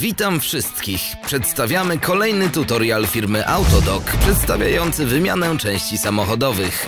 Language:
Polish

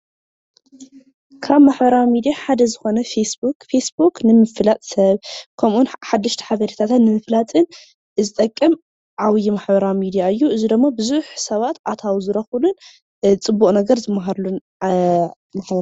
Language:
Tigrinya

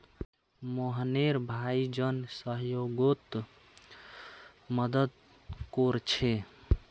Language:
Magahi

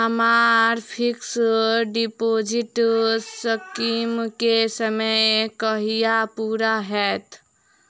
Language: Maithili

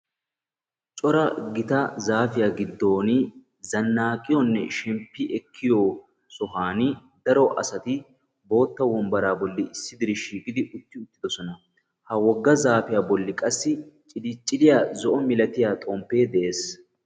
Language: Wolaytta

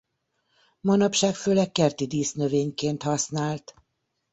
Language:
Hungarian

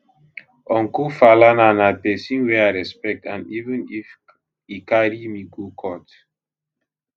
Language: Nigerian Pidgin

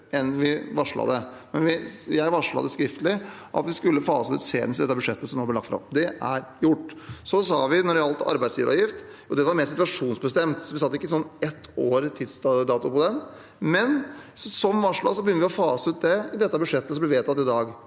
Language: Norwegian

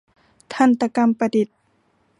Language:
Thai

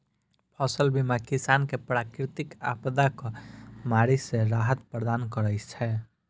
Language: Maithili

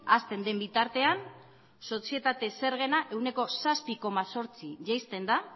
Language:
Basque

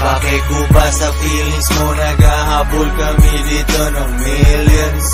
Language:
Filipino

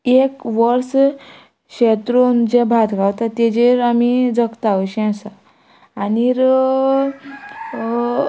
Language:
Konkani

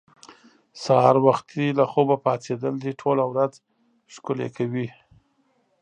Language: Pashto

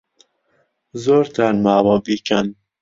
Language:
Central Kurdish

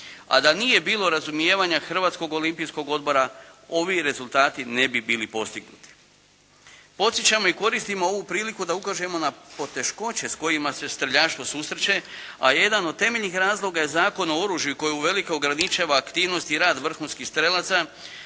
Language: Croatian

